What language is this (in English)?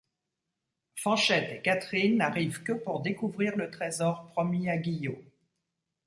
French